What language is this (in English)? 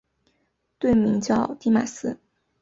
Chinese